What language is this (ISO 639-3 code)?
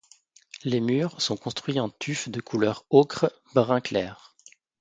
fra